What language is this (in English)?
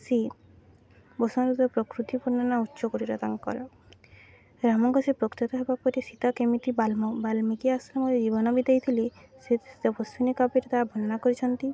Odia